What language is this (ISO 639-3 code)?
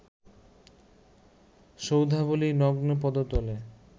ben